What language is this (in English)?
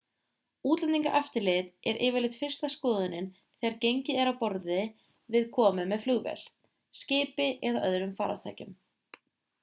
Icelandic